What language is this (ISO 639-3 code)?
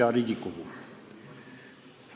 est